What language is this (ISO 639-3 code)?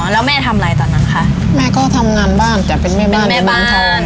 tha